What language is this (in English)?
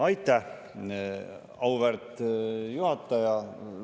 Estonian